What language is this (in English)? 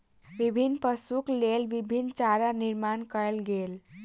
Maithili